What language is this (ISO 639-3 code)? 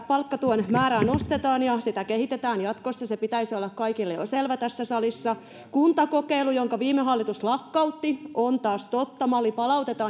fin